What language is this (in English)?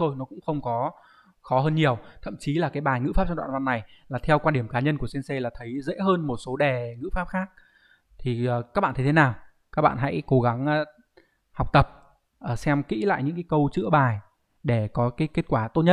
Vietnamese